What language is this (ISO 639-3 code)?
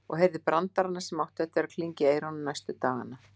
isl